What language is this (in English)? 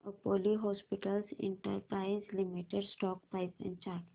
Marathi